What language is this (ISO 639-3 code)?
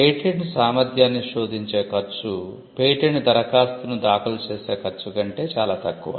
tel